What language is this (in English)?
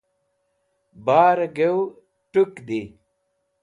Wakhi